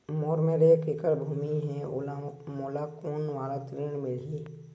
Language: Chhattisgarhi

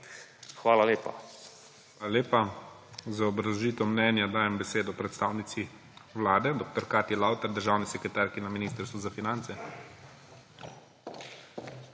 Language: Slovenian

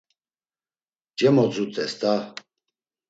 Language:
Laz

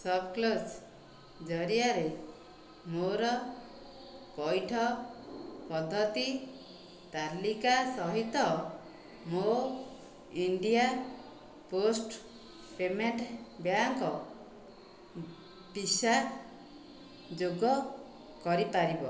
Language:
Odia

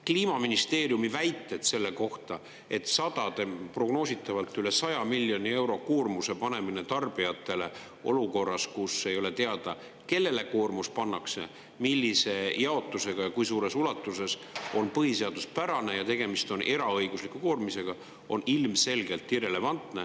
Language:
Estonian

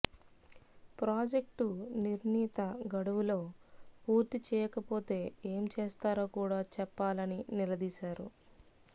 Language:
Telugu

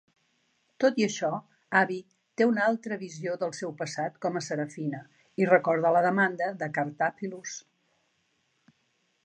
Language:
Catalan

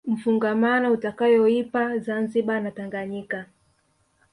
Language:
Swahili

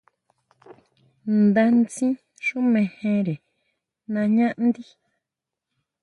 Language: Huautla Mazatec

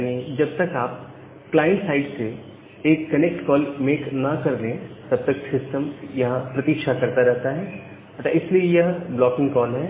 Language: Hindi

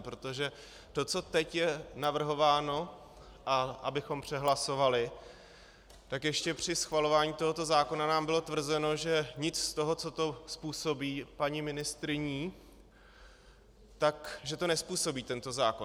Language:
Czech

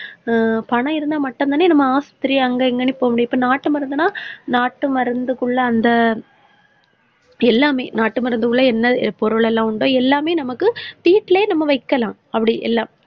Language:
Tamil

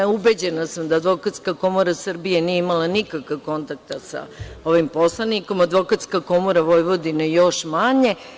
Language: Serbian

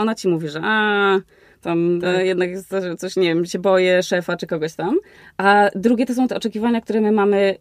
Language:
Polish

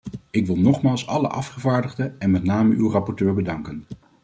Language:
Dutch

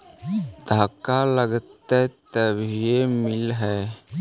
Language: Magahi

